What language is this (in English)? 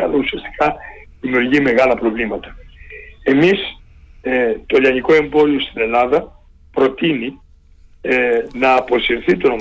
Greek